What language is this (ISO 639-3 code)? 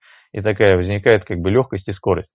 rus